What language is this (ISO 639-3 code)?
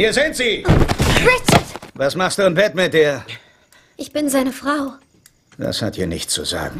deu